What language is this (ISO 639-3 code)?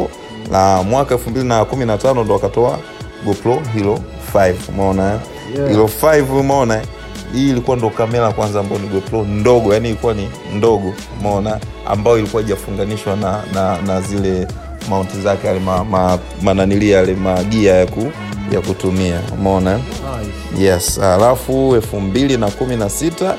swa